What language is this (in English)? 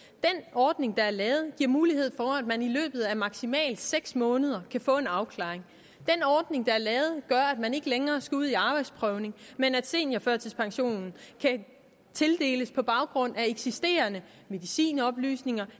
Danish